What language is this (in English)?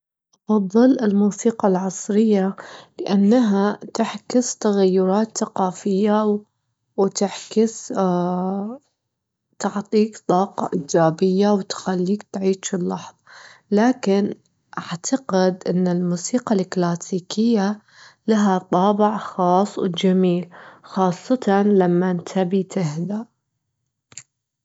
Gulf Arabic